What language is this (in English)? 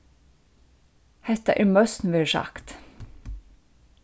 Faroese